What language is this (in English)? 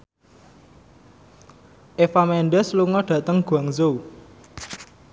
Javanese